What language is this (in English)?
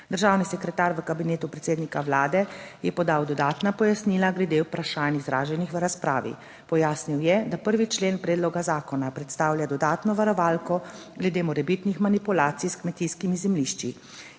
Slovenian